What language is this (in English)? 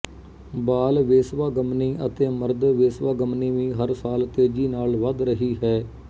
Punjabi